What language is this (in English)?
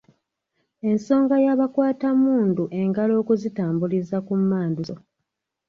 Ganda